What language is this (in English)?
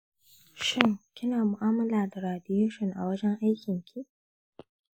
Hausa